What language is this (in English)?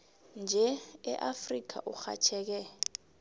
South Ndebele